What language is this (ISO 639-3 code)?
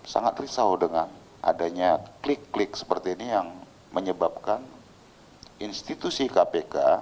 ind